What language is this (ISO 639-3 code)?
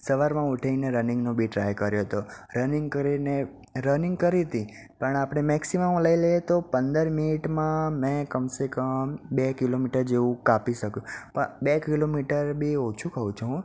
guj